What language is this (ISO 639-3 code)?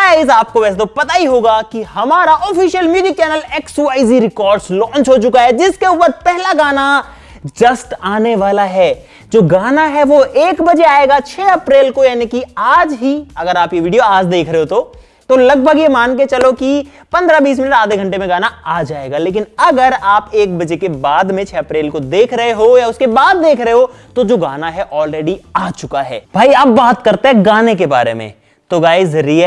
hin